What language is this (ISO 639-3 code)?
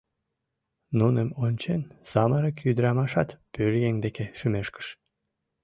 chm